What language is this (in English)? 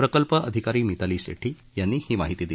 Marathi